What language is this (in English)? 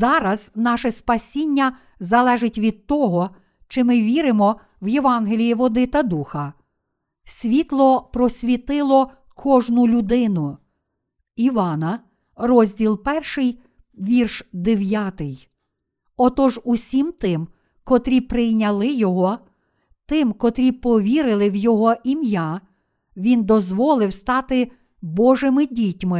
Ukrainian